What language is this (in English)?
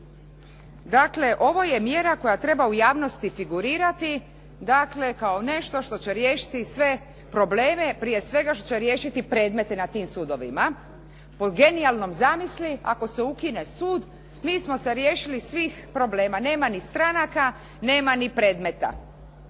Croatian